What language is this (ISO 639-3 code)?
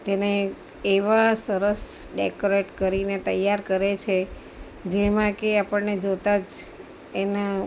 guj